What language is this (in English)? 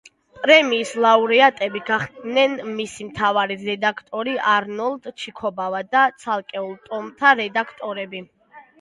Georgian